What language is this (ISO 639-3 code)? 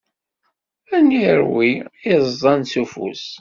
kab